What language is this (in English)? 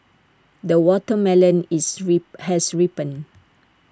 English